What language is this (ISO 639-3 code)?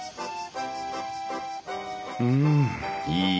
jpn